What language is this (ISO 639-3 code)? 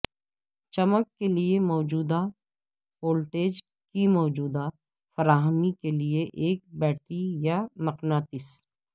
urd